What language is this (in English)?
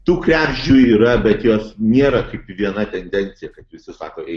Lithuanian